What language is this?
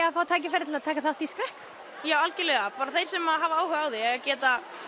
Icelandic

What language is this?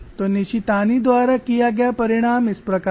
Hindi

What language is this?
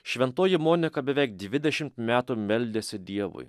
Lithuanian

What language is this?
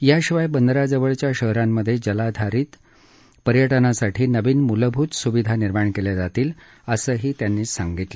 Marathi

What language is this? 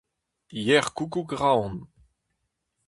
Breton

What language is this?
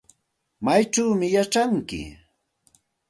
Santa Ana de Tusi Pasco Quechua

